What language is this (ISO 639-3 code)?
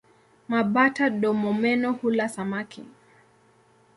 swa